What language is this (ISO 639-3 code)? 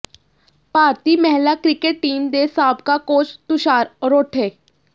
pan